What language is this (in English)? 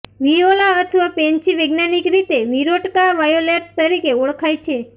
Gujarati